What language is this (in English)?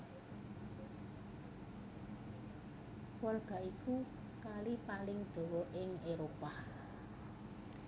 Javanese